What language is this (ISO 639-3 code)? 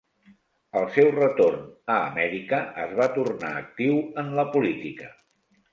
cat